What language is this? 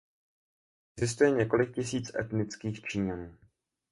Czech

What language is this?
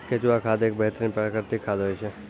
Maithili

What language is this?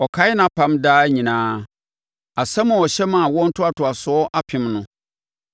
Akan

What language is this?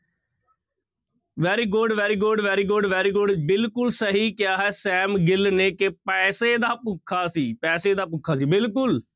Punjabi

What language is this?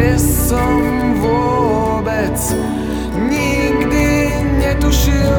Slovak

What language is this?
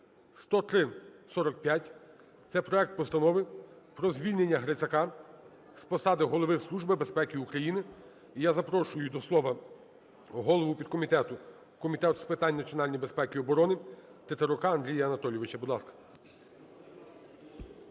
Ukrainian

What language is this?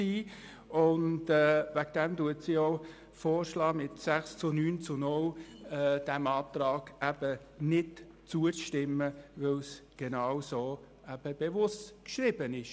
Swiss German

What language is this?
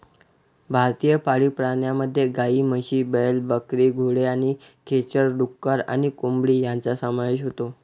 Marathi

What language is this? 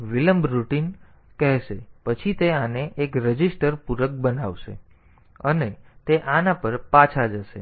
Gujarati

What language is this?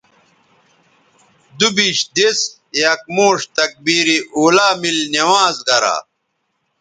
Bateri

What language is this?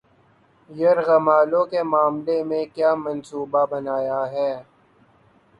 Urdu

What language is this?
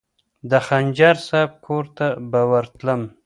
Pashto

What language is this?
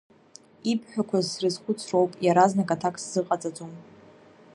Abkhazian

